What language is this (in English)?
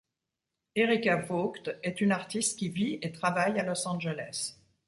French